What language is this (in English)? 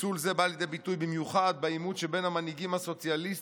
Hebrew